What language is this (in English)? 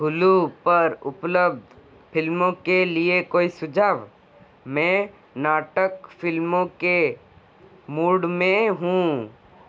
Hindi